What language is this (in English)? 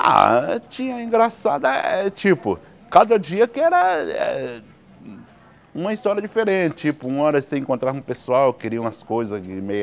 Portuguese